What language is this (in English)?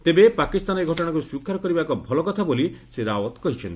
Odia